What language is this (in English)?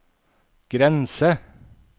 Norwegian